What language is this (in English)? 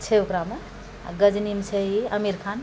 Maithili